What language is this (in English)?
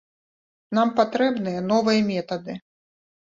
Belarusian